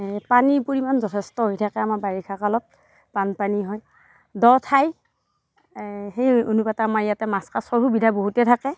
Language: Assamese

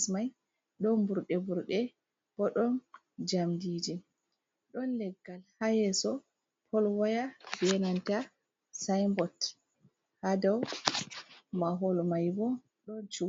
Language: Fula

